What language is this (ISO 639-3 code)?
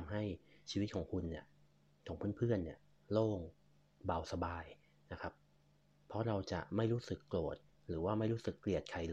tha